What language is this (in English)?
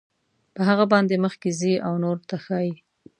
Pashto